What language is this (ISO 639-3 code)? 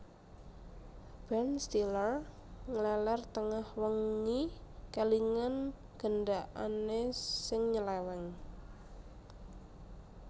jav